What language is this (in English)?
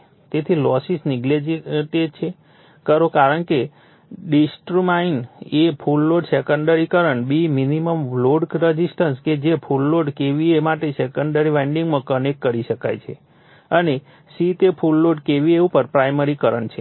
Gujarati